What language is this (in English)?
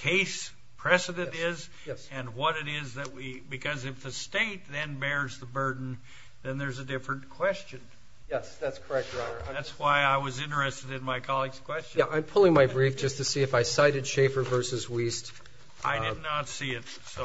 English